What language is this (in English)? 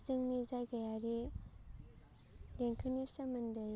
Bodo